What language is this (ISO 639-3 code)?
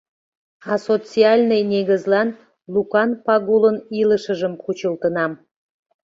chm